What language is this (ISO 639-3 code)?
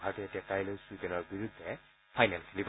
asm